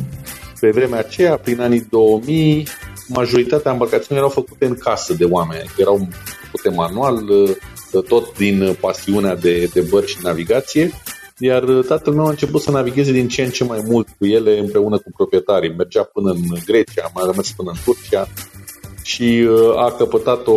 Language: Romanian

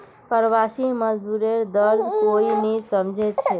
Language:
Magahi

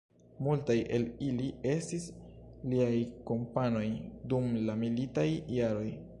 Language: Esperanto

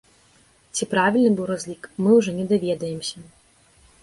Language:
Belarusian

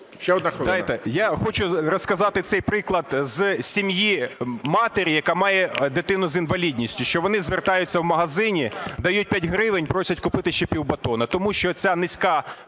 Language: Ukrainian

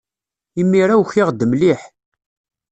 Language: Kabyle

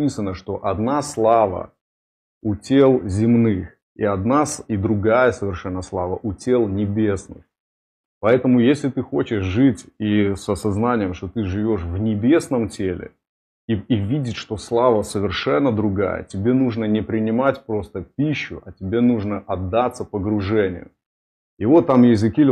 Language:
Russian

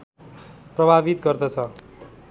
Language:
Nepali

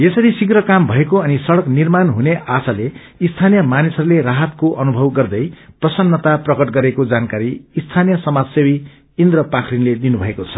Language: Nepali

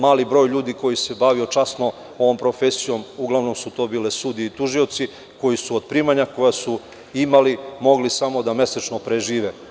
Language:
Serbian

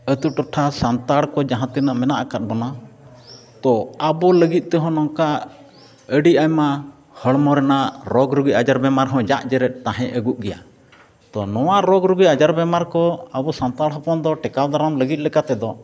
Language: Santali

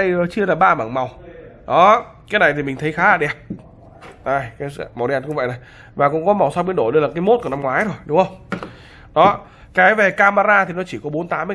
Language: Vietnamese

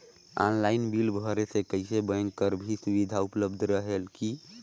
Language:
Chhattisgarhi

